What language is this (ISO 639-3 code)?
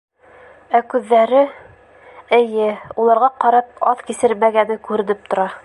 bak